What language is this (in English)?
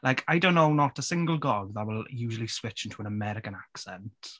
Welsh